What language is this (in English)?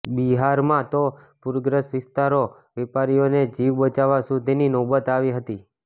Gujarati